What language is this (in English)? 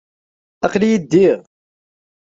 Kabyle